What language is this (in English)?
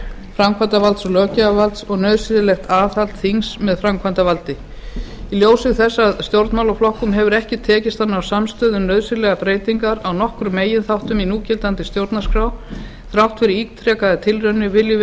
Icelandic